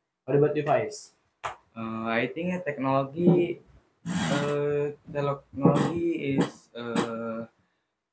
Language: English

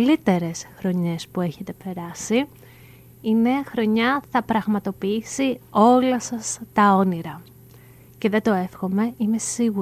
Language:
Greek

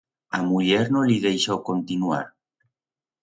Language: Aragonese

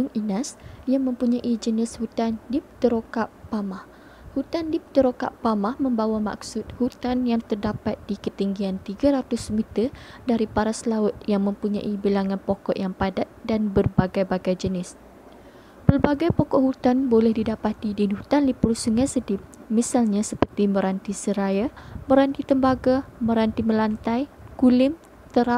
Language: Malay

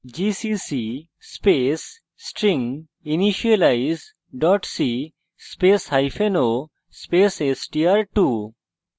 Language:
Bangla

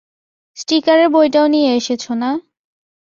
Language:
Bangla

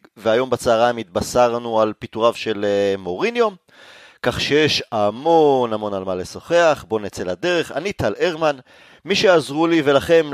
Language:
Hebrew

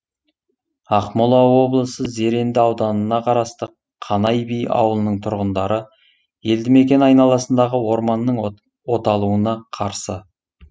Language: Kazakh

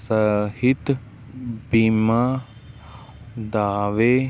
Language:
Punjabi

